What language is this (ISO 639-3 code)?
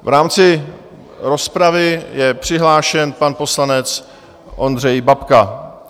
ces